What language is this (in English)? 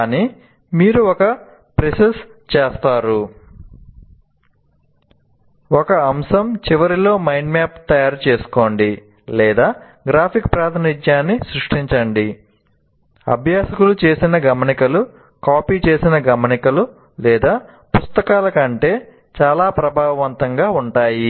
Telugu